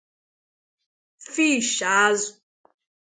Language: Igbo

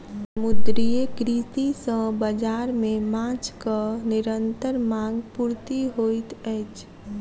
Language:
Maithili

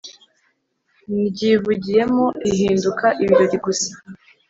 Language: Kinyarwanda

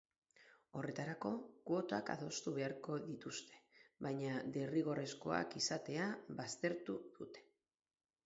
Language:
Basque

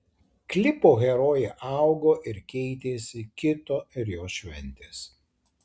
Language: Lithuanian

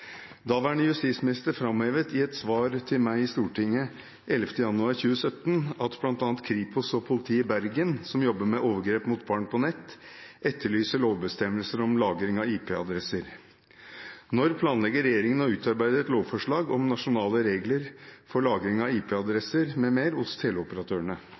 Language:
Norwegian Bokmål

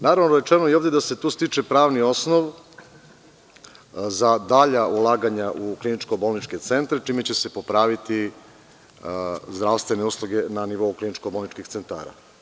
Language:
Serbian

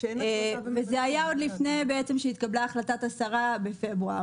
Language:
Hebrew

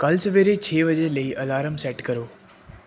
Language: Punjabi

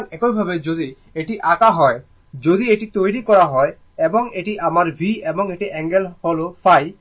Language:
Bangla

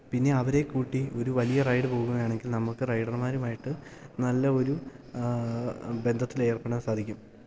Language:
Malayalam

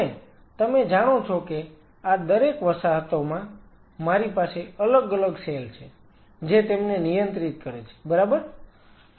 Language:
Gujarati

